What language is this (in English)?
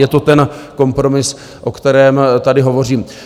Czech